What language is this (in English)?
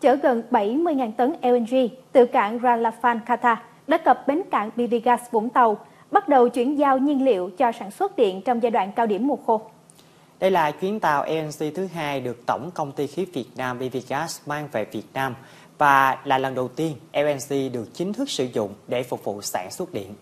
Vietnamese